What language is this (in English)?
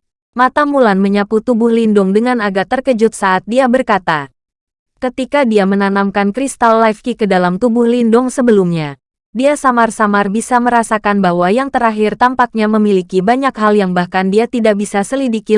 Indonesian